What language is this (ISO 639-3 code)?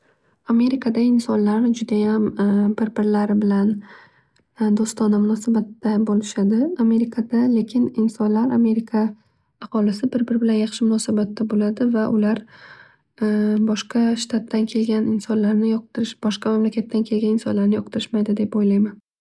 uzb